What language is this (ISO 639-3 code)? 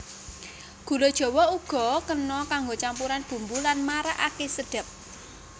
jav